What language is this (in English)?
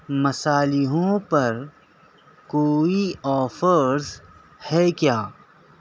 Urdu